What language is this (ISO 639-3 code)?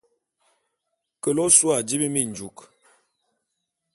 bum